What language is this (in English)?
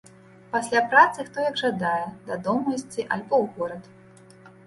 Belarusian